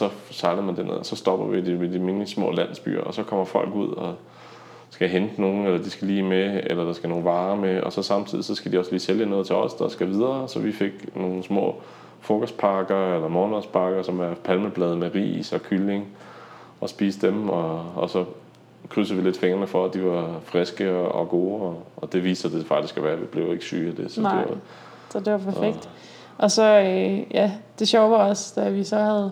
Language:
Danish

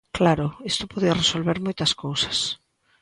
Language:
Galician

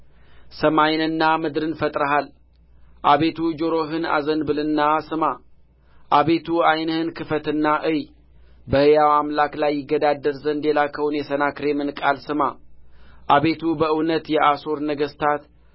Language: Amharic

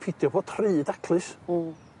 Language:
Welsh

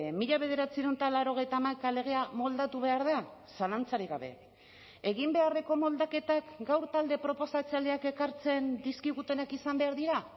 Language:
Basque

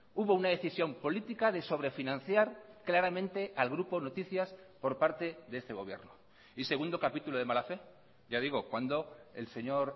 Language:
Spanish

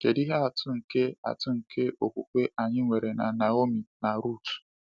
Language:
Igbo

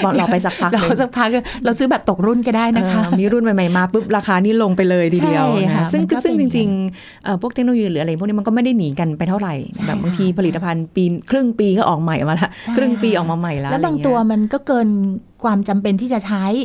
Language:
Thai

